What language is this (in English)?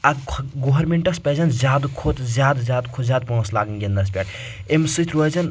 Kashmiri